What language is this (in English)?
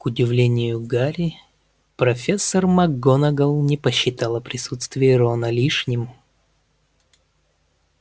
Russian